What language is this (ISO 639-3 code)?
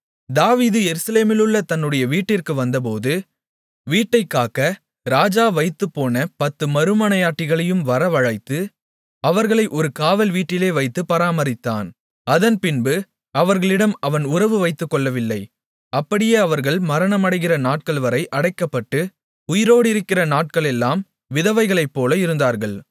tam